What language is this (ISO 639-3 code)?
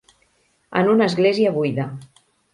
cat